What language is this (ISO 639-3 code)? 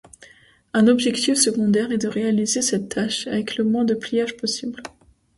fra